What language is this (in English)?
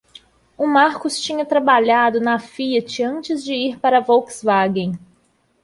Portuguese